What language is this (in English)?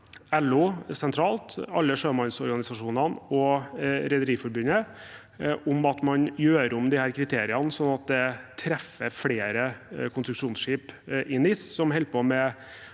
Norwegian